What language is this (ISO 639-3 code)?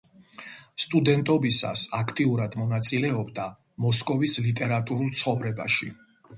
kat